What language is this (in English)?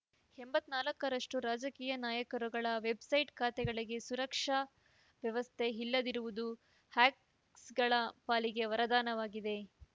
Kannada